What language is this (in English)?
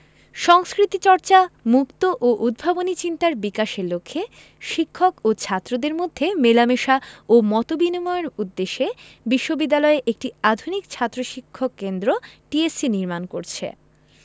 Bangla